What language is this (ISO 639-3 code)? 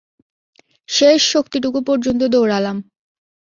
ben